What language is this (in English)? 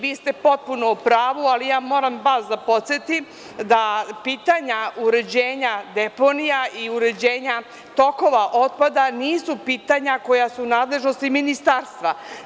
Serbian